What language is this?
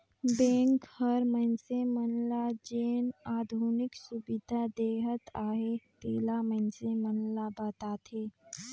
Chhattisgarhi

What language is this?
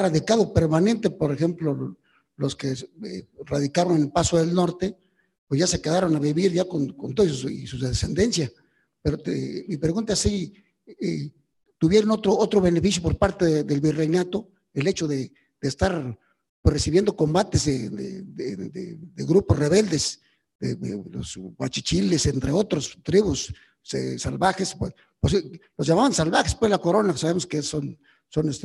Spanish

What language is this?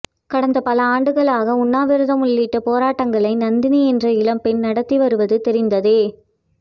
Tamil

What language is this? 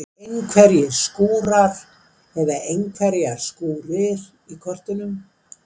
Icelandic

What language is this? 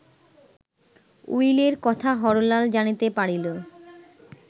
Bangla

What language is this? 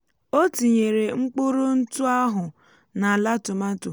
Igbo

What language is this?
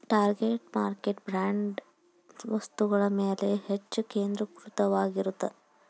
Kannada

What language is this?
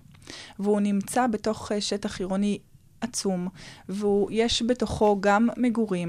Hebrew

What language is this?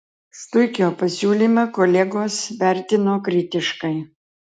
Lithuanian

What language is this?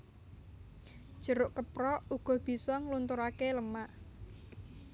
Javanese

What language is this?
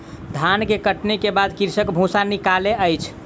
Maithili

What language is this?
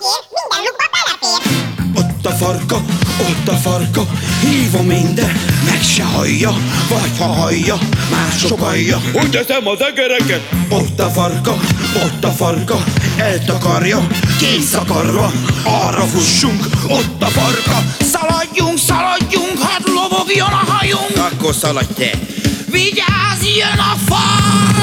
Hungarian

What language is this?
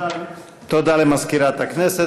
Hebrew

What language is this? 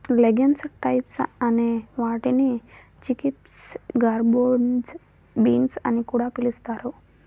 Telugu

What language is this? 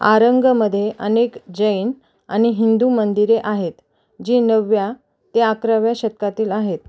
Marathi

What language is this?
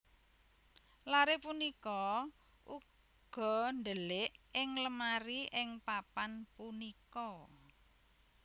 Javanese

